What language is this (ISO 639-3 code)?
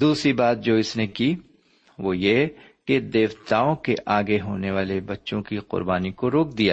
urd